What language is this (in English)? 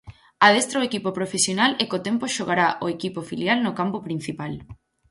Galician